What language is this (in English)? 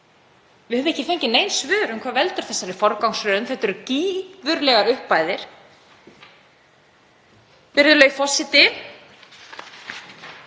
Icelandic